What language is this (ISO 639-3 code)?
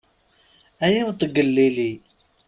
kab